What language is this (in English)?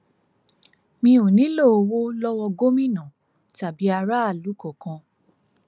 Yoruba